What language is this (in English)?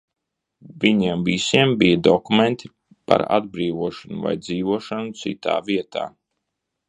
Latvian